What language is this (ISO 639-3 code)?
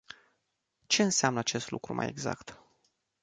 ron